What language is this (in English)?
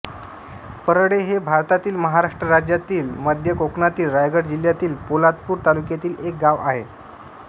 Marathi